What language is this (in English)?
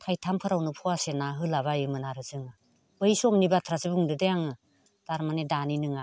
Bodo